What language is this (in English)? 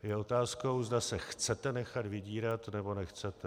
Czech